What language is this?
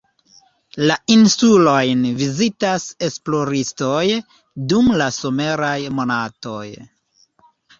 Esperanto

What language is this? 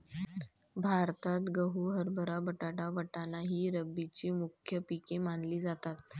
Marathi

